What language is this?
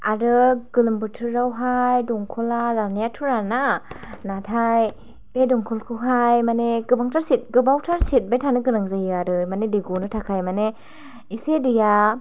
Bodo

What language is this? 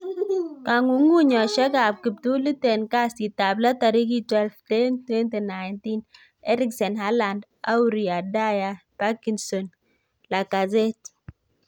Kalenjin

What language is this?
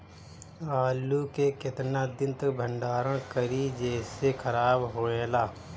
Bhojpuri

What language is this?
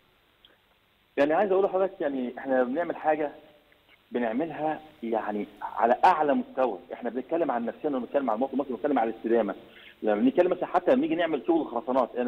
Arabic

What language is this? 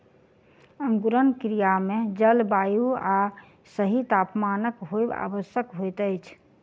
Maithili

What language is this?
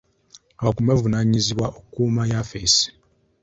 Ganda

